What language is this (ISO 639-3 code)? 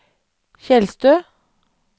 nor